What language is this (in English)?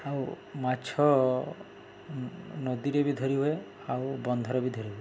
Odia